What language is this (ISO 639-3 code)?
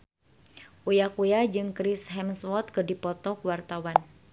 sun